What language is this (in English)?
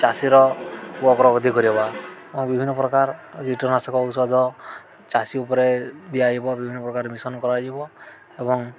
Odia